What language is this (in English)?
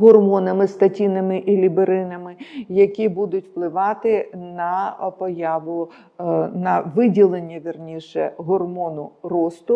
Ukrainian